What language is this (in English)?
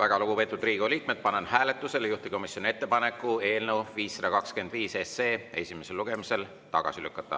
Estonian